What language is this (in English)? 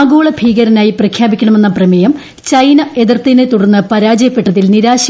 Malayalam